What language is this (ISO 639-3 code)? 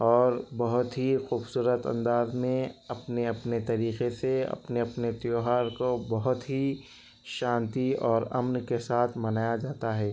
urd